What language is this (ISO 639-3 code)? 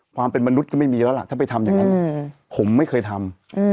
tha